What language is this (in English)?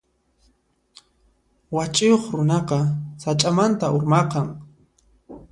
Puno Quechua